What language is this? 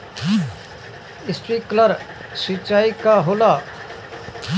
Bhojpuri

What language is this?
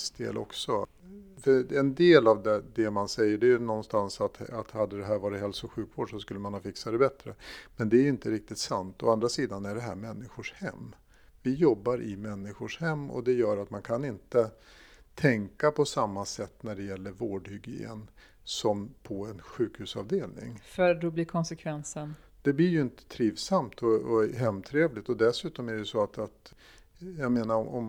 Swedish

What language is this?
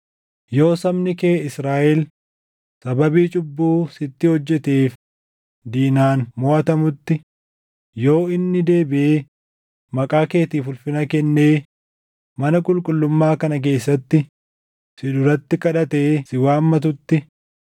Oromo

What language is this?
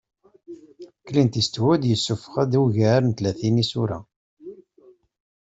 Kabyle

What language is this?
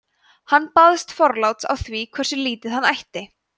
Icelandic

